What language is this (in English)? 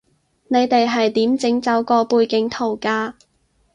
Cantonese